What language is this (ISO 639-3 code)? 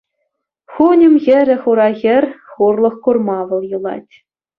chv